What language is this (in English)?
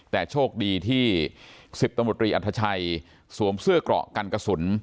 Thai